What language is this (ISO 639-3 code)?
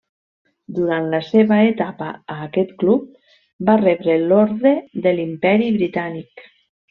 cat